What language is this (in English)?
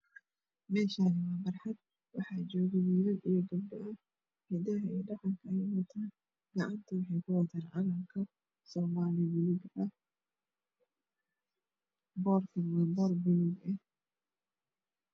Somali